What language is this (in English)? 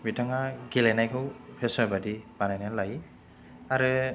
Bodo